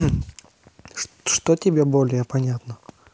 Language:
Russian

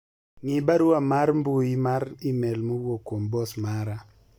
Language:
Luo (Kenya and Tanzania)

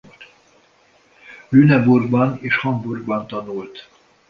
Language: Hungarian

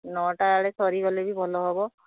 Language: Odia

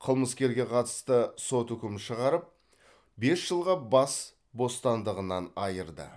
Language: Kazakh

